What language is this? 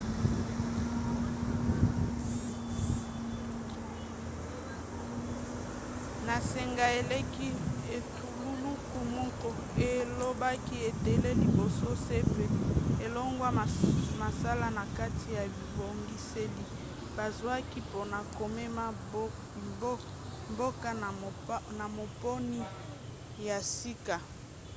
Lingala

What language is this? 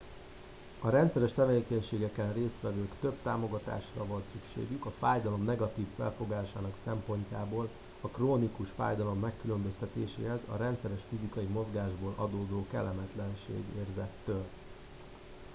Hungarian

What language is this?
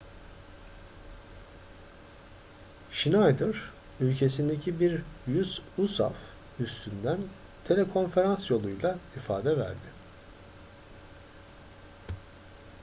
Turkish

